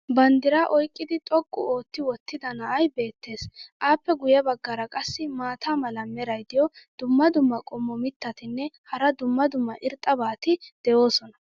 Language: Wolaytta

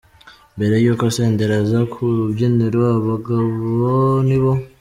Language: Kinyarwanda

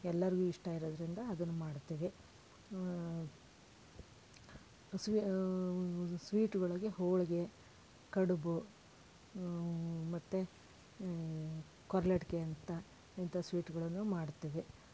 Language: Kannada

